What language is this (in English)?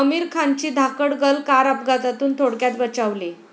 Marathi